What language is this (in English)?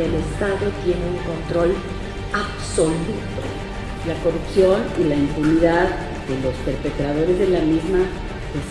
Spanish